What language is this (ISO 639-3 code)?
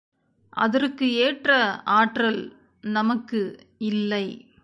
tam